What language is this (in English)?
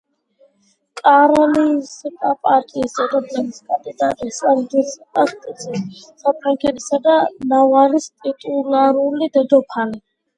Georgian